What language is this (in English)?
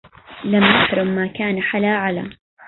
Arabic